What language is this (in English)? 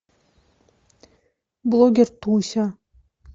Russian